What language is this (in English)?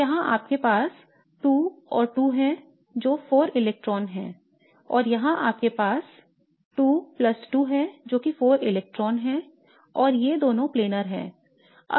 Hindi